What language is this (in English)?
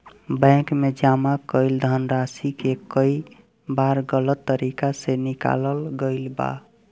Bhojpuri